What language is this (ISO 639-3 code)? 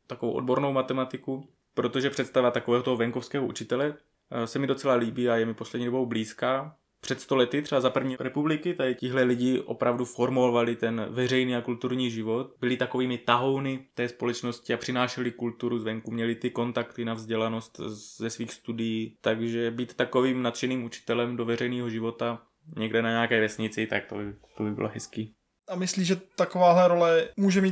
ces